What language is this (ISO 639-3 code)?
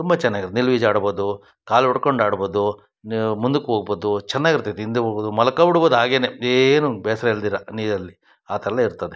kan